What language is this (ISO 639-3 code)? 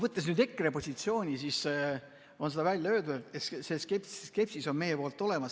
est